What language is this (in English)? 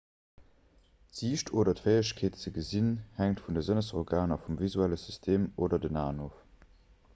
Luxembourgish